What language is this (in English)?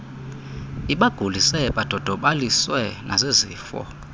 Xhosa